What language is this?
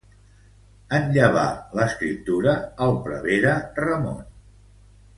Catalan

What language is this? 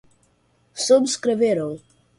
Portuguese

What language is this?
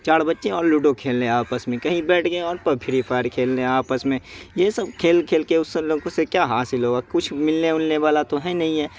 Urdu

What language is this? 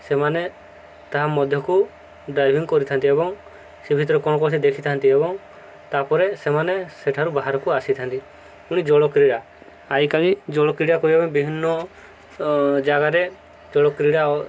Odia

